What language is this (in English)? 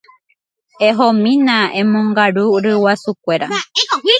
Guarani